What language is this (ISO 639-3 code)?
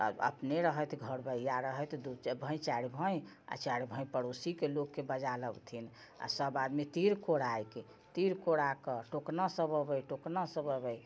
mai